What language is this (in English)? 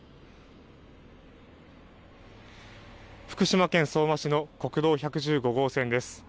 Japanese